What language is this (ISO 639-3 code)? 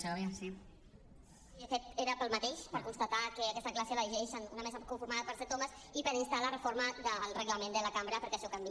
cat